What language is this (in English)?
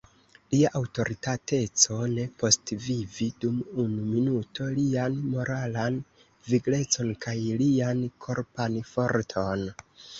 Esperanto